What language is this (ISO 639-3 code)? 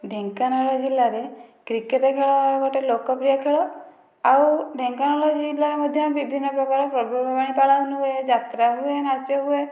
ori